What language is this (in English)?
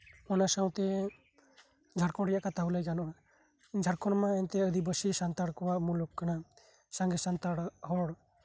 Santali